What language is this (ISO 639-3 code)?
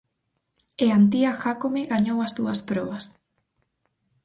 glg